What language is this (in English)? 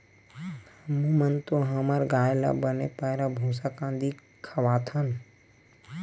Chhattisgarhi